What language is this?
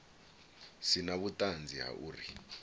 Venda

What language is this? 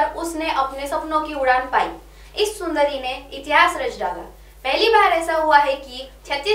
Hindi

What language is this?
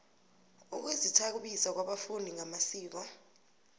South Ndebele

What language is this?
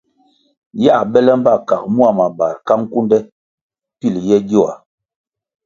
Kwasio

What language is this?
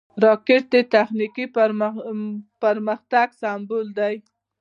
Pashto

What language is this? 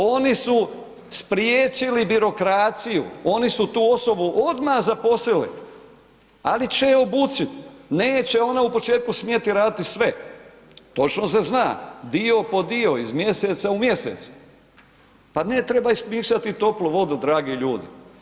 Croatian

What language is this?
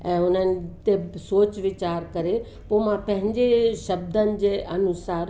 Sindhi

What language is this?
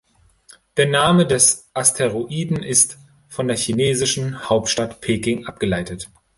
German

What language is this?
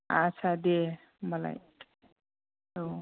Bodo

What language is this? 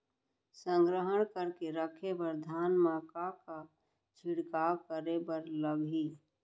Chhattisgarhi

